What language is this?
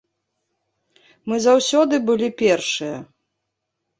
Belarusian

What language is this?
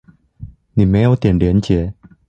Chinese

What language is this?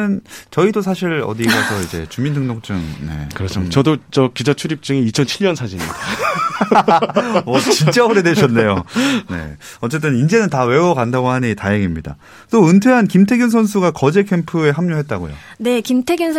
Korean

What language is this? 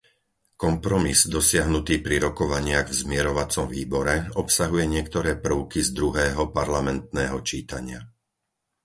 Slovak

